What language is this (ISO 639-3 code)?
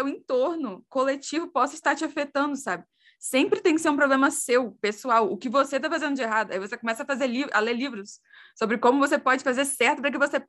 por